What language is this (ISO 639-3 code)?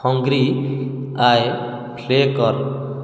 ori